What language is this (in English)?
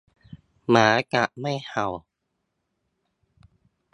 Thai